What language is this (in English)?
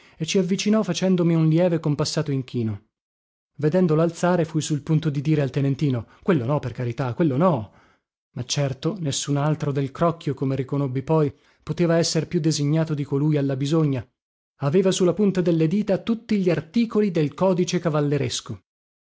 Italian